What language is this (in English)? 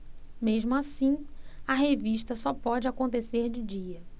Portuguese